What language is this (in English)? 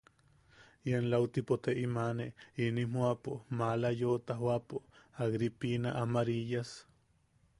Yaqui